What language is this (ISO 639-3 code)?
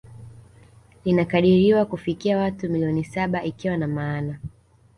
swa